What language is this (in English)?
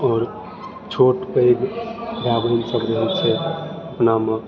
Maithili